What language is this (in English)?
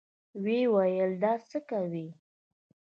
Pashto